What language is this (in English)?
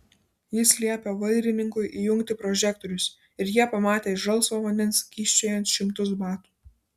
Lithuanian